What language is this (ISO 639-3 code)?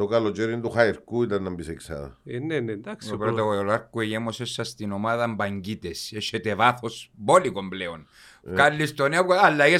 ell